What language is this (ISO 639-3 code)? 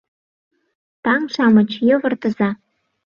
chm